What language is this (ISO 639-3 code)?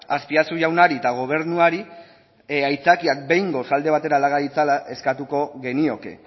eus